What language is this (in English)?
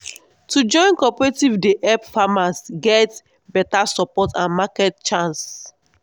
Nigerian Pidgin